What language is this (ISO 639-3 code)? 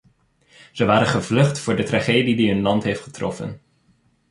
nld